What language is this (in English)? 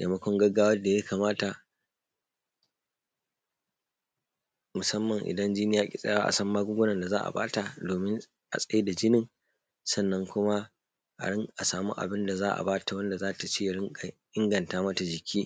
Hausa